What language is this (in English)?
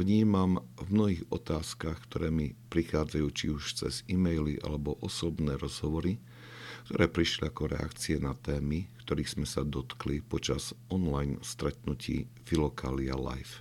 Slovak